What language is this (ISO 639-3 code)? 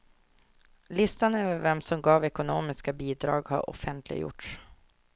swe